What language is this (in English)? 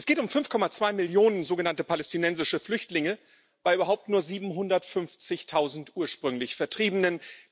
German